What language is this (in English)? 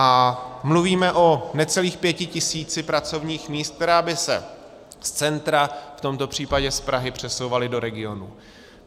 Czech